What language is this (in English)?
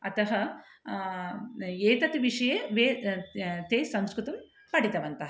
Sanskrit